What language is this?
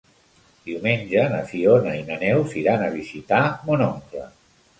Catalan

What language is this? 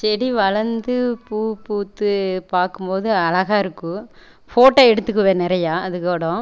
Tamil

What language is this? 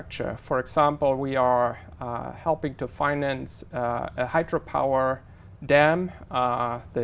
Vietnamese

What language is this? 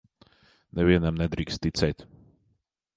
Latvian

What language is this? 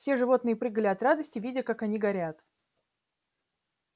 Russian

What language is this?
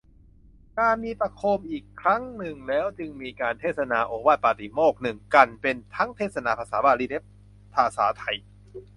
Thai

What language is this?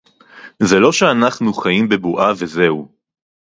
Hebrew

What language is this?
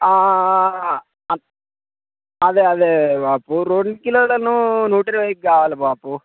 Telugu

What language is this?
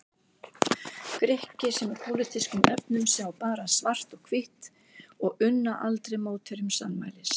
Icelandic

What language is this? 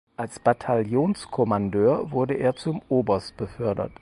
German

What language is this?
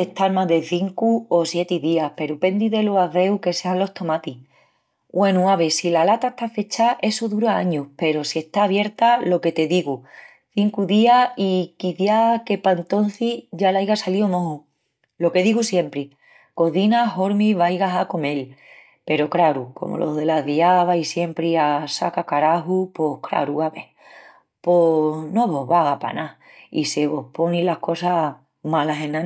Extremaduran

